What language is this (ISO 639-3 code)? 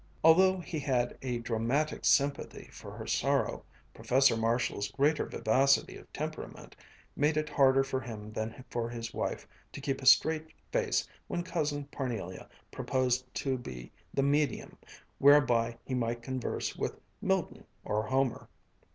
eng